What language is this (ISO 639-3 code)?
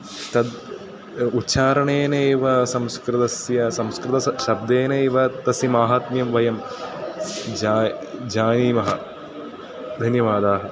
san